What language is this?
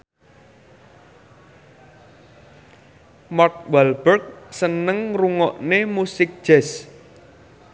Javanese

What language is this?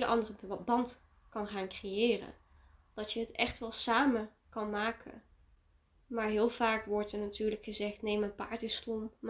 Dutch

